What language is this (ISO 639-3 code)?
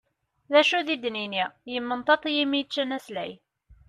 kab